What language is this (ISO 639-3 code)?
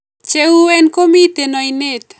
kln